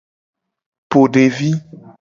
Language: Gen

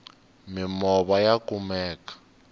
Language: Tsonga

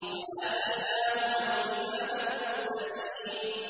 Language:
Arabic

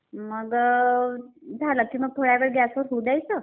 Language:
Marathi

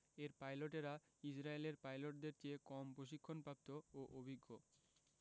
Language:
Bangla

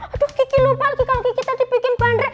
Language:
Indonesian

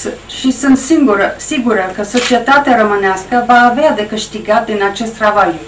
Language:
Romanian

